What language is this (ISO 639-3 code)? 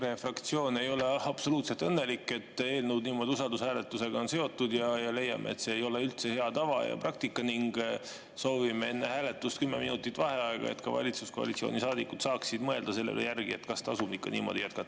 est